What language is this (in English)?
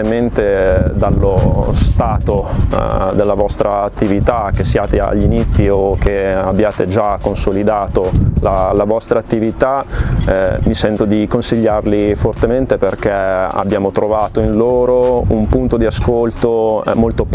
Italian